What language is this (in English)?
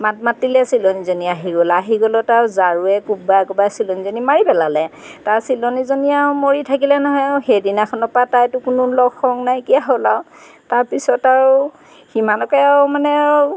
Assamese